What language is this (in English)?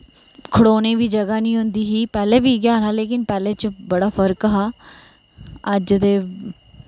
Dogri